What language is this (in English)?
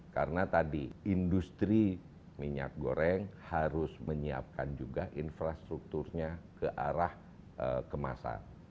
Indonesian